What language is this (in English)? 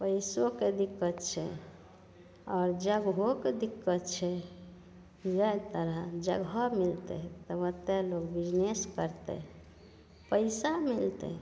Maithili